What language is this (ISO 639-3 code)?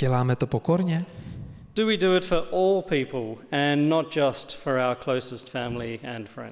ces